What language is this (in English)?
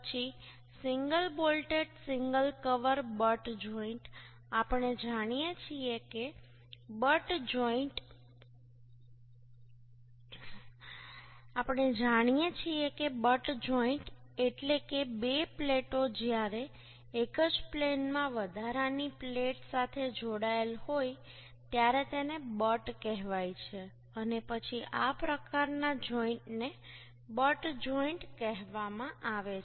Gujarati